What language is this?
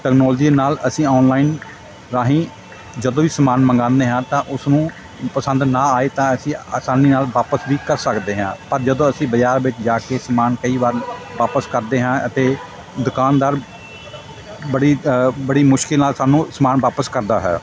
Punjabi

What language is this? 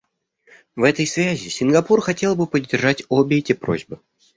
Russian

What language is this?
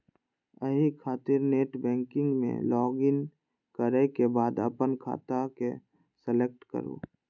Maithili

